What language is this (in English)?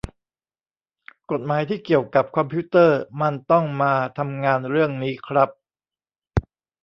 Thai